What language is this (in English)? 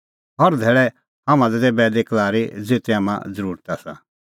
Kullu Pahari